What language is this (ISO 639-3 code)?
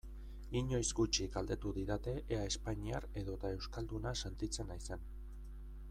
eus